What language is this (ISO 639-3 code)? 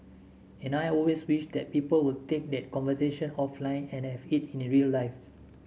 eng